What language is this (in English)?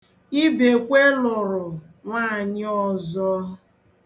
Igbo